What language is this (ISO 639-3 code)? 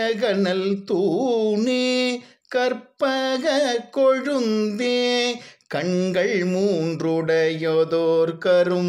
ron